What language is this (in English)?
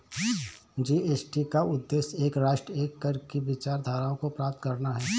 Hindi